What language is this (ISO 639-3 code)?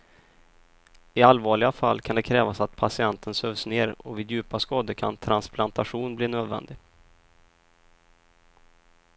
swe